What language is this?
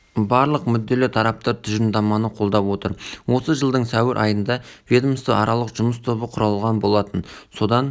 Kazakh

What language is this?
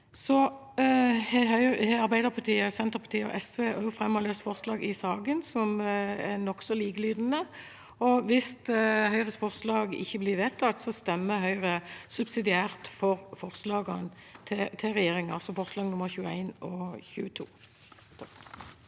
Norwegian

